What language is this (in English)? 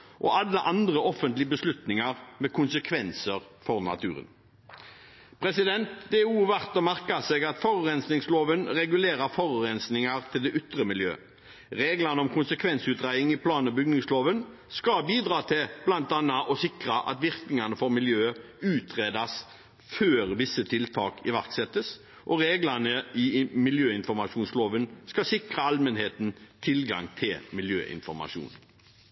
Norwegian Bokmål